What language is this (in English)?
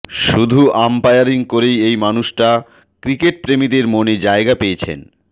Bangla